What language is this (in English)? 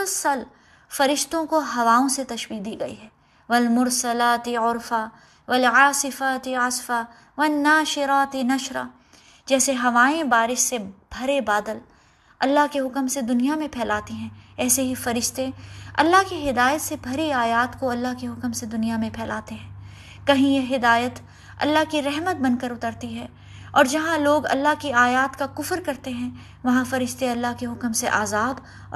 Urdu